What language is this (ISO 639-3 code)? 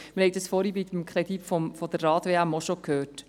gsw